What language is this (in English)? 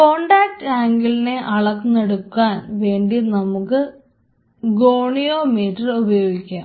Malayalam